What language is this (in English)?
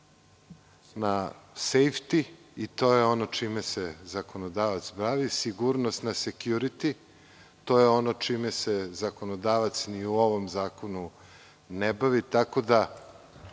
Serbian